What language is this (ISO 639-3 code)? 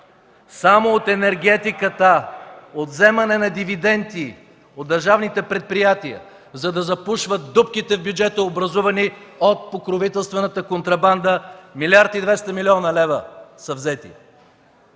bul